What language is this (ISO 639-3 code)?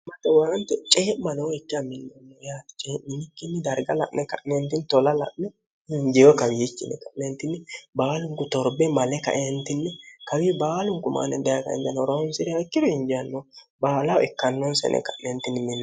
sid